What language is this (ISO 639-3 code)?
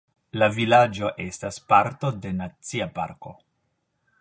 epo